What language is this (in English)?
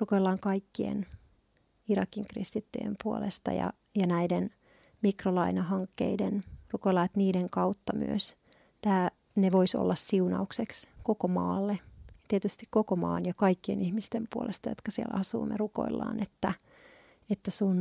Finnish